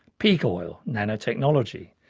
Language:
English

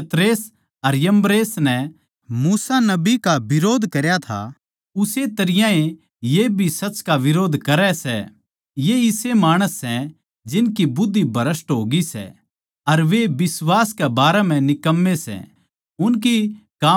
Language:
Haryanvi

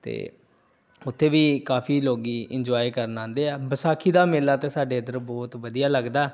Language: Punjabi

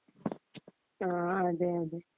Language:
Malayalam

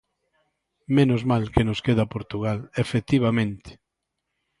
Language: Galician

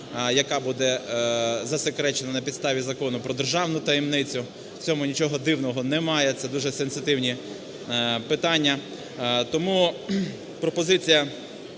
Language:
Ukrainian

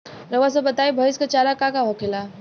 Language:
Bhojpuri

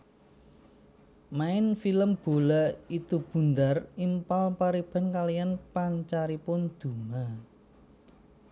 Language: Javanese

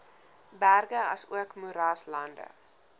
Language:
Afrikaans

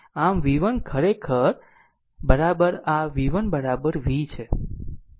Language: Gujarati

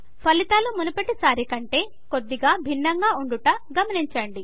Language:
Telugu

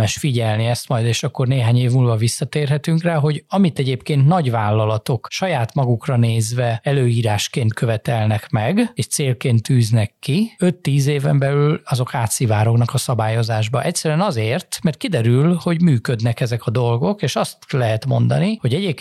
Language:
Hungarian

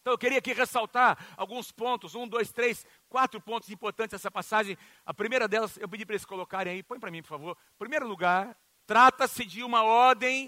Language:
Portuguese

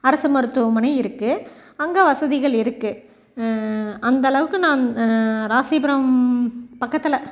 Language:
Tamil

